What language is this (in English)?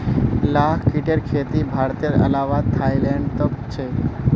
Magahi